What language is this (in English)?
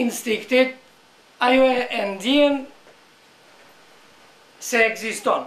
Russian